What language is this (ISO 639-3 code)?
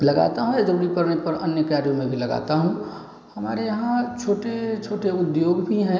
hin